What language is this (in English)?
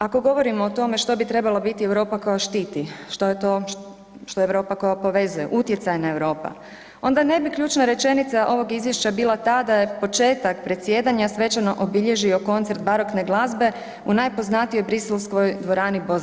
Croatian